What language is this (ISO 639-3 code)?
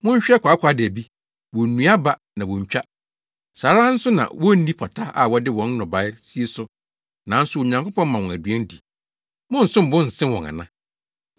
aka